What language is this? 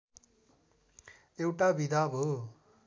Nepali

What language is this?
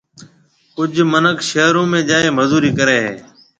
Marwari (Pakistan)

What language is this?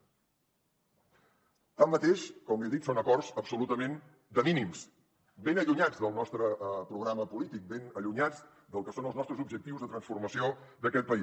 Catalan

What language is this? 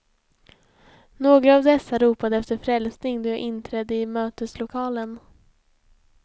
Swedish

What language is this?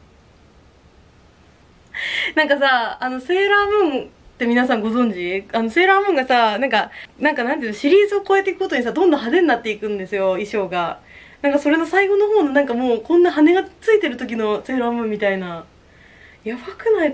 Japanese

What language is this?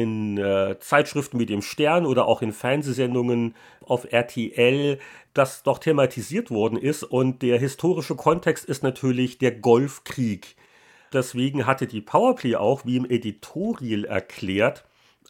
German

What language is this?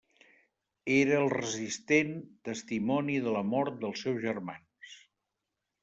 Catalan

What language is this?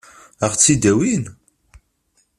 Kabyle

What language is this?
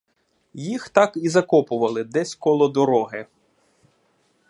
Ukrainian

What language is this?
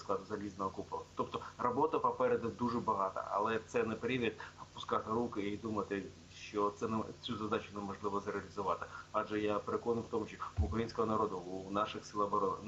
Ukrainian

